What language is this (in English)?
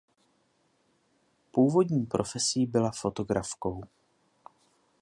Czech